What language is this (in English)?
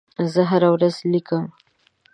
Pashto